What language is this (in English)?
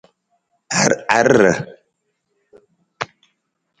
Nawdm